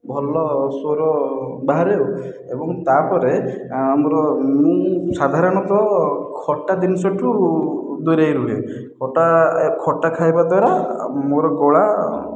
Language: Odia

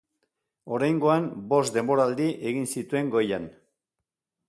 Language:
Basque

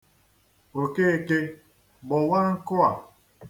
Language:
Igbo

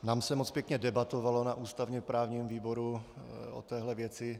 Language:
Czech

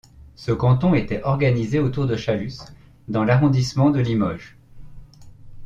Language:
French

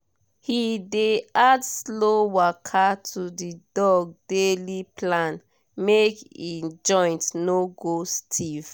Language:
Nigerian Pidgin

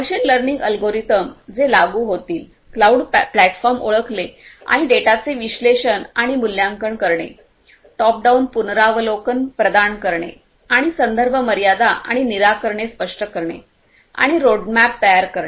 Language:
Marathi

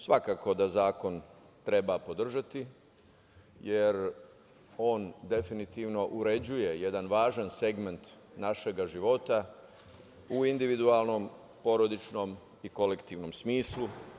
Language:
Serbian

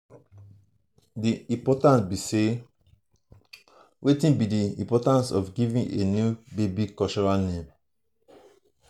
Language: Nigerian Pidgin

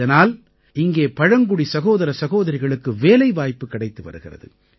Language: Tamil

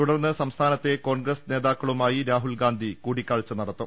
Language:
Malayalam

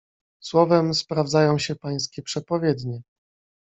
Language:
Polish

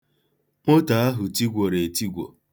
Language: Igbo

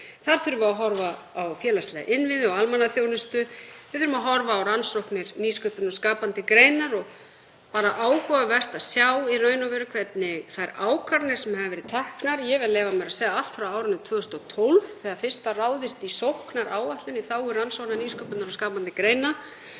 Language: Icelandic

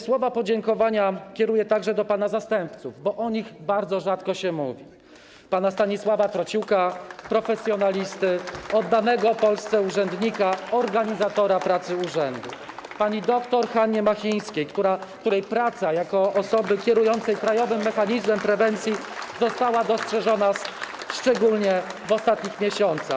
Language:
Polish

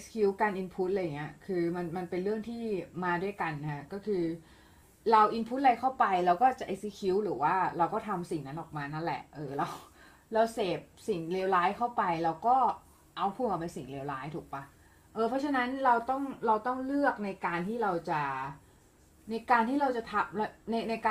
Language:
Thai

